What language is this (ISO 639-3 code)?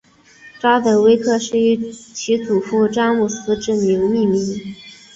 zho